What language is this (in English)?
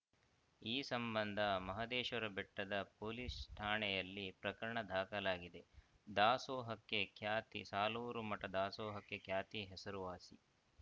Kannada